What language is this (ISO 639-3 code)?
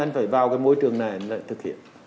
vie